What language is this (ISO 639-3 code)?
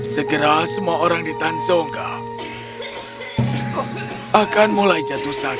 ind